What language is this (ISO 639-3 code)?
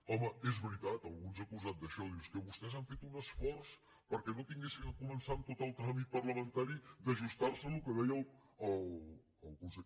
cat